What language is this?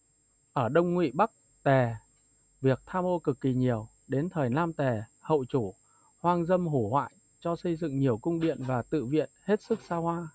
Vietnamese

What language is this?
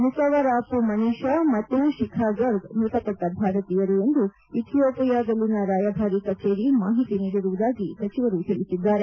Kannada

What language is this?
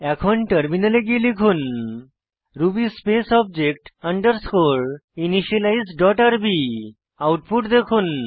Bangla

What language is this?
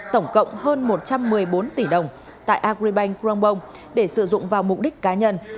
Vietnamese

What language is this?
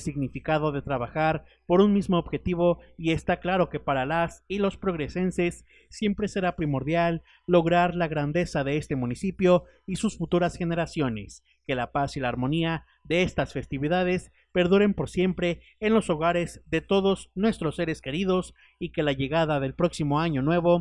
Spanish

